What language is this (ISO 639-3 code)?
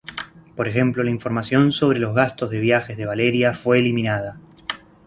spa